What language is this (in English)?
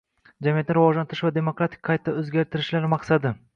Uzbek